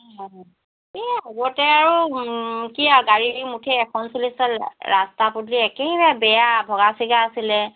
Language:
Assamese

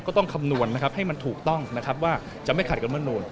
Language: Thai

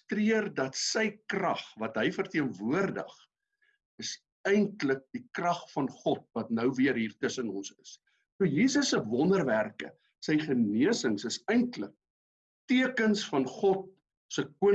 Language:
Dutch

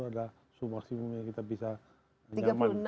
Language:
Indonesian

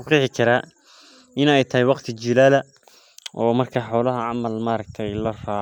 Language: Somali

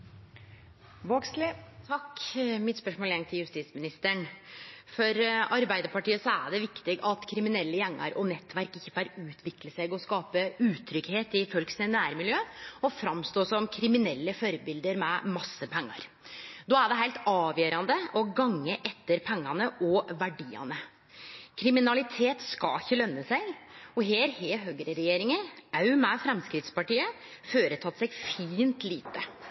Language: Norwegian Nynorsk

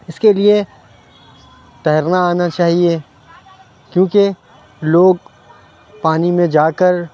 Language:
Urdu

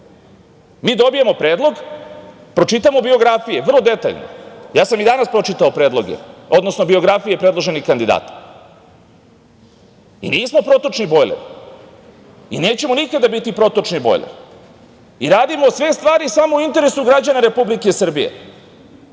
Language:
Serbian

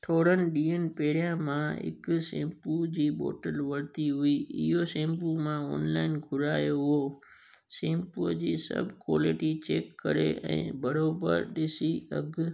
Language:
Sindhi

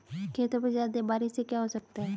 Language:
Hindi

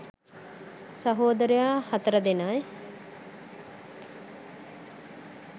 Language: Sinhala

